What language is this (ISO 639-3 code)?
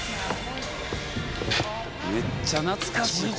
jpn